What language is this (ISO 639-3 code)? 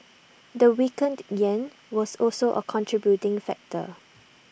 eng